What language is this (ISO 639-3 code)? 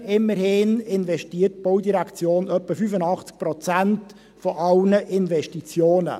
gsw